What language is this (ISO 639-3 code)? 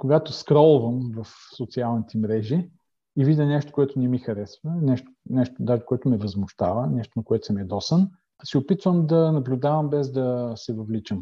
bul